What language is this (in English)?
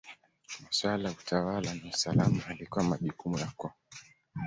Swahili